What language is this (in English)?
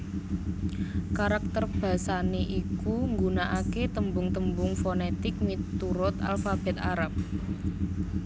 Javanese